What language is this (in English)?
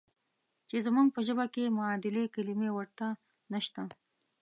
Pashto